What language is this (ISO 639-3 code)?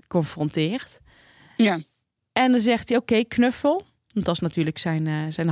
nld